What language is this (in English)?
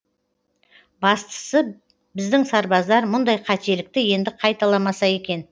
Kazakh